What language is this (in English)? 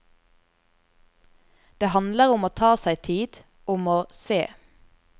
Norwegian